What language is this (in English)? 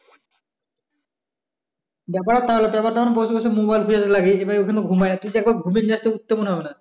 Bangla